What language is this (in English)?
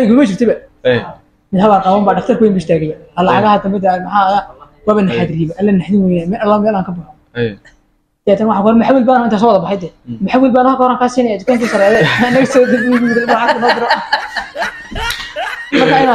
Arabic